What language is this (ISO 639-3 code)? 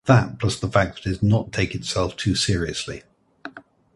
eng